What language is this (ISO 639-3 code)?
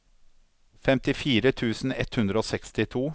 nor